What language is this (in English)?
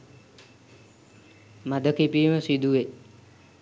Sinhala